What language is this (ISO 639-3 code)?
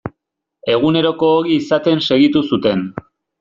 eus